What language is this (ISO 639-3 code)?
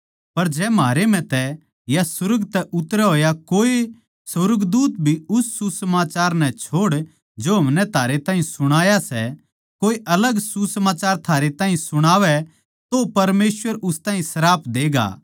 bgc